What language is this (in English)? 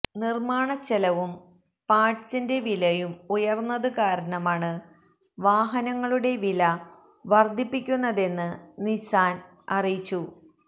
Malayalam